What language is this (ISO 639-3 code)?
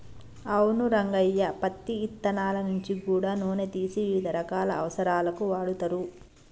tel